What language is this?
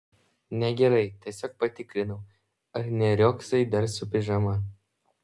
Lithuanian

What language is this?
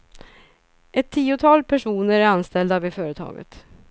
Swedish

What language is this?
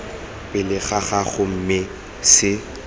Tswana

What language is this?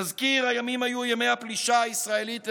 Hebrew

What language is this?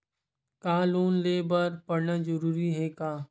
Chhattisgarhi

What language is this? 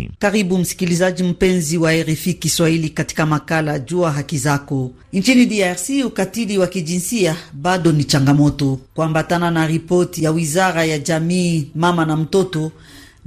Swahili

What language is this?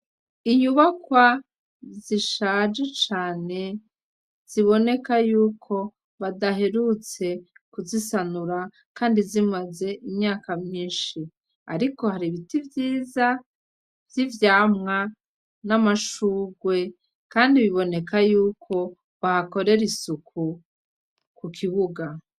Rundi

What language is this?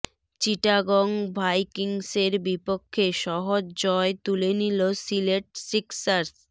Bangla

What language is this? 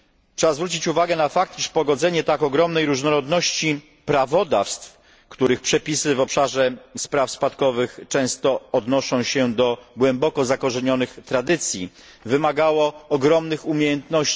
Polish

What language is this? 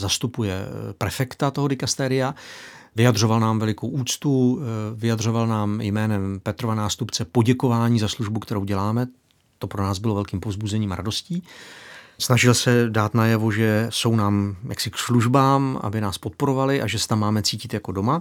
Czech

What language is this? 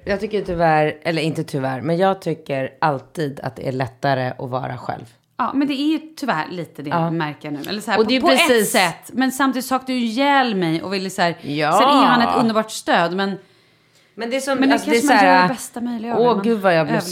Swedish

